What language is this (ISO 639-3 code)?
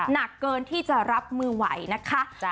tha